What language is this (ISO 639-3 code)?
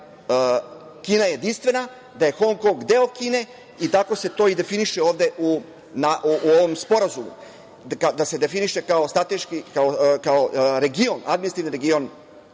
srp